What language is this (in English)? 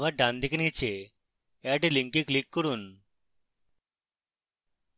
Bangla